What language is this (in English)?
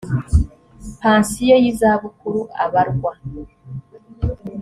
Kinyarwanda